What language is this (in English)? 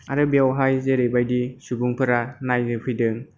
Bodo